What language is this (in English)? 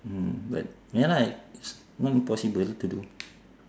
English